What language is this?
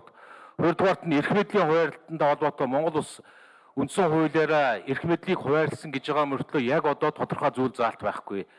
Turkish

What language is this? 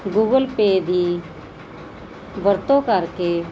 Punjabi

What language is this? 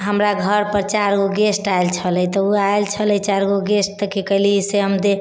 Maithili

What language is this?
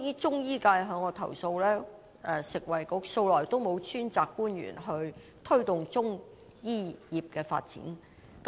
Cantonese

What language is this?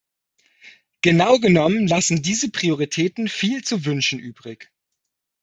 German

